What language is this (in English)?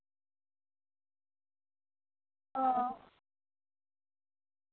Santali